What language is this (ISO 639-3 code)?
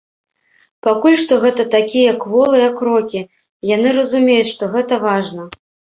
bel